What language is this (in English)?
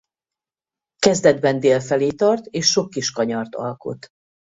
Hungarian